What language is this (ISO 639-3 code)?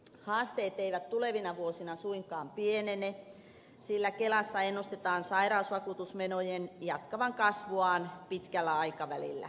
fin